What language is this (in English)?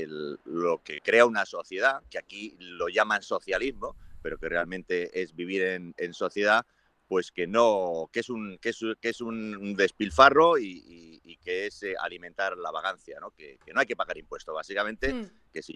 Spanish